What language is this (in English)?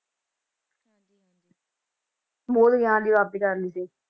Punjabi